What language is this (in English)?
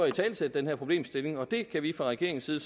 Danish